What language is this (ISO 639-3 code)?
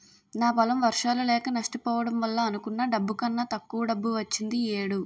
tel